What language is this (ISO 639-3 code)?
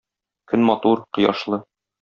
tat